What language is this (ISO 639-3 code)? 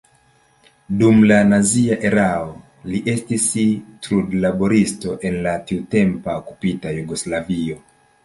epo